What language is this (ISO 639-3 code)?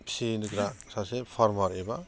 brx